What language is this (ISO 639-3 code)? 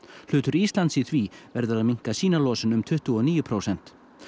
isl